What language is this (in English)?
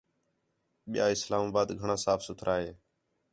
Khetrani